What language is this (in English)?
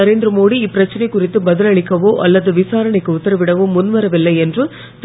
Tamil